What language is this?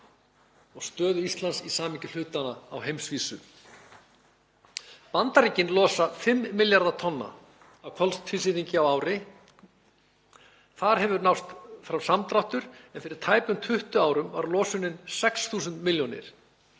Icelandic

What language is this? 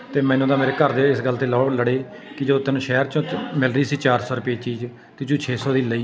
Punjabi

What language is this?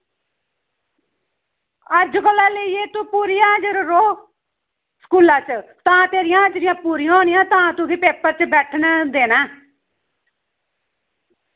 Dogri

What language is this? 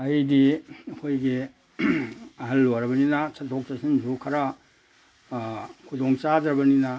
Manipuri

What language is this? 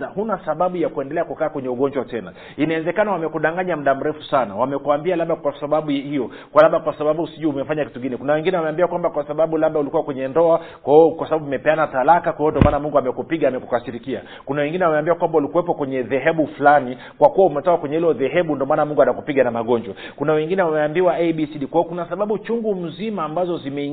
Swahili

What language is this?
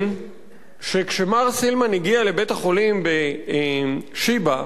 Hebrew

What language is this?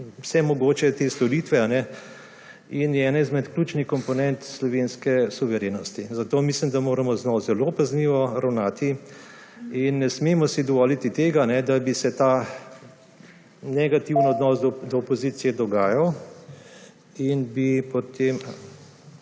Slovenian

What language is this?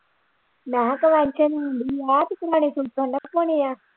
Punjabi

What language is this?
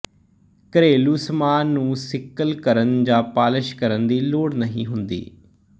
Punjabi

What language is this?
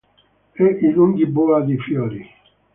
Italian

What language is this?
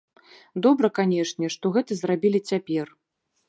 Belarusian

